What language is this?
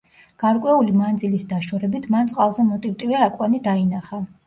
Georgian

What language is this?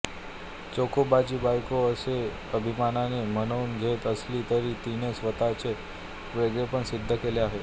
Marathi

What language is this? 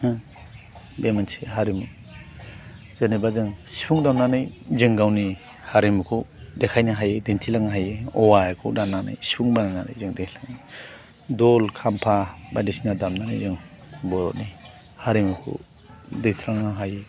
Bodo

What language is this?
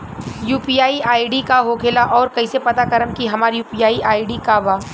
Bhojpuri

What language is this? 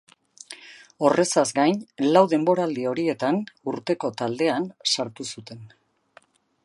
Basque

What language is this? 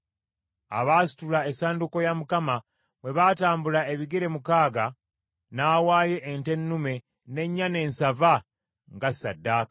Ganda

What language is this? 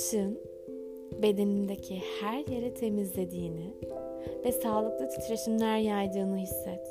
Turkish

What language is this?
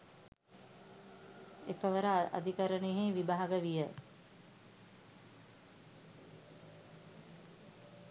Sinhala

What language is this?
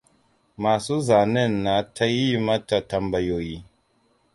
Hausa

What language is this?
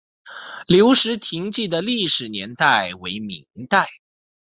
Chinese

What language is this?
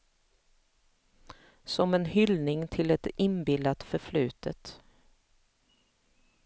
Swedish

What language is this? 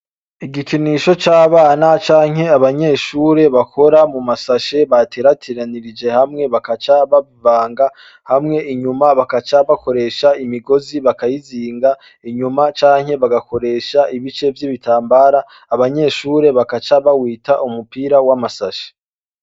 Rundi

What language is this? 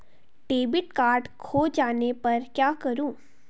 Hindi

